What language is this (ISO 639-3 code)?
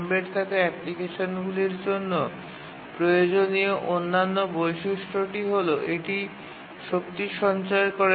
ben